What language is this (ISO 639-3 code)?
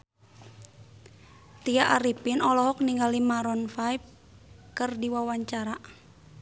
sun